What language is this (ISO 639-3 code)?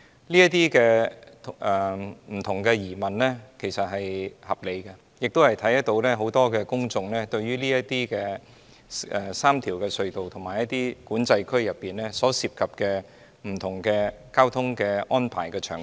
yue